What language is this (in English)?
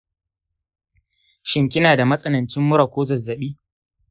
Hausa